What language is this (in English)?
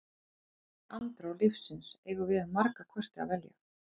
Icelandic